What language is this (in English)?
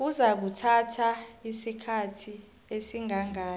South Ndebele